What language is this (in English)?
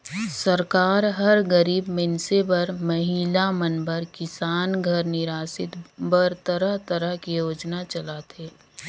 Chhattisgarhi